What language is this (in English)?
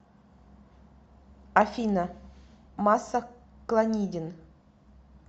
Russian